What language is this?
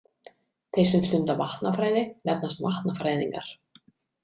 Icelandic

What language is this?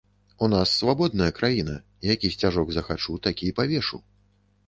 Belarusian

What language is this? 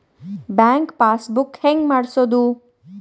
Kannada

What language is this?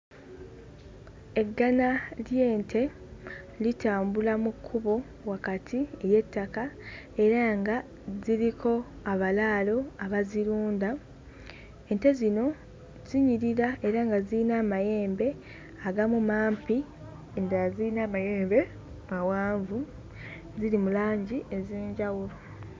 Ganda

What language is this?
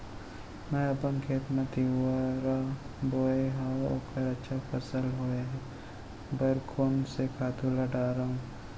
Chhattisgarhi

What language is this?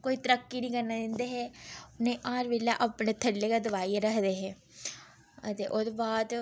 Dogri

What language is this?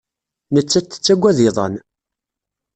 Kabyle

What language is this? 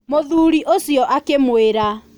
Kikuyu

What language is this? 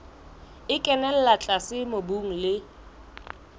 Southern Sotho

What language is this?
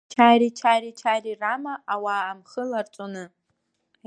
Abkhazian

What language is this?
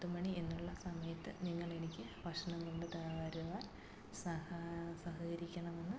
Malayalam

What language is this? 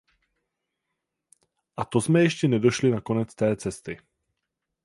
Czech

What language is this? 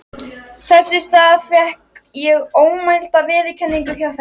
Icelandic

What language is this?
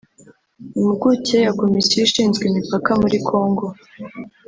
Kinyarwanda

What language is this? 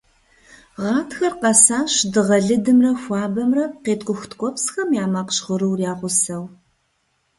Kabardian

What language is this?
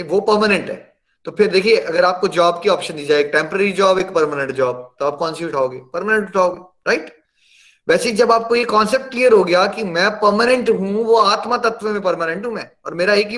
Hindi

